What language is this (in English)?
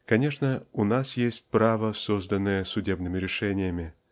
Russian